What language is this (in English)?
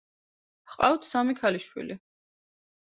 Georgian